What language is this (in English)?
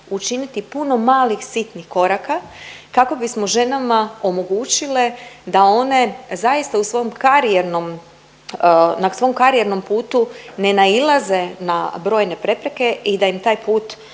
Croatian